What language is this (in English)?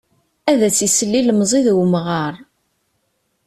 Kabyle